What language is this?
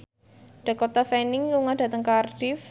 Javanese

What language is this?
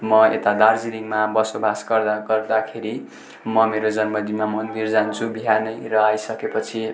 Nepali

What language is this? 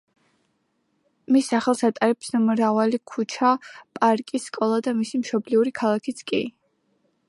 Georgian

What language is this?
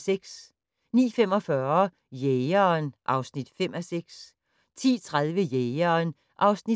Danish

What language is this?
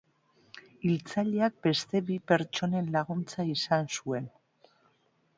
Basque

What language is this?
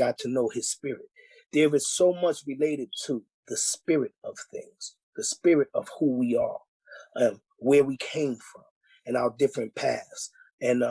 English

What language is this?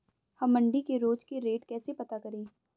Hindi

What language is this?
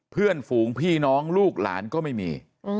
Thai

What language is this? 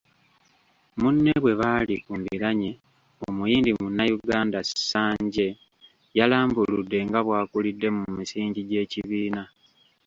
Ganda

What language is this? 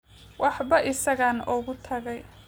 Somali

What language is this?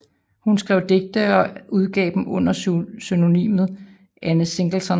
Danish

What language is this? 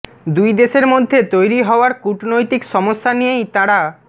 Bangla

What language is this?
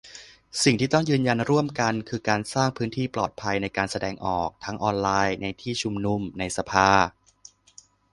Thai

